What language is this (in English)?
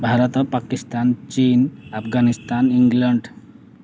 Odia